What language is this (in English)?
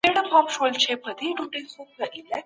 Pashto